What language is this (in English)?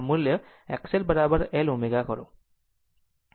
Gujarati